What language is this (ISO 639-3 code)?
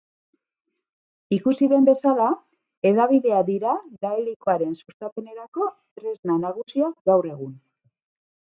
eus